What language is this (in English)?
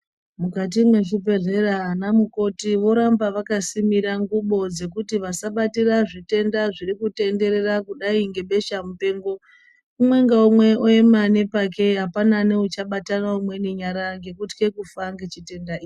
Ndau